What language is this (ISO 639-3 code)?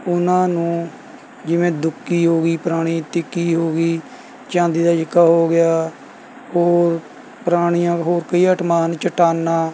pan